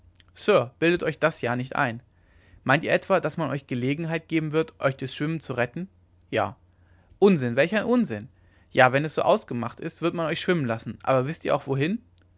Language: German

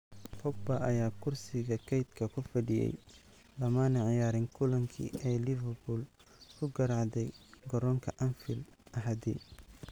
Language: Somali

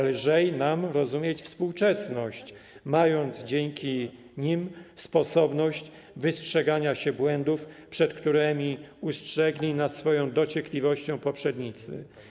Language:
Polish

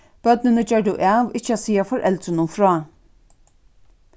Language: Faroese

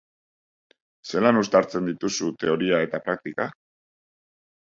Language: Basque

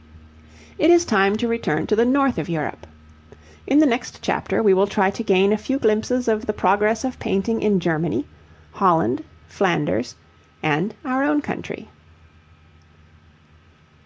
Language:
English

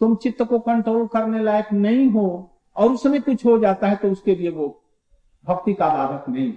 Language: Hindi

